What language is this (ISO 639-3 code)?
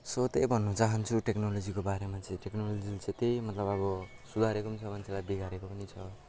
nep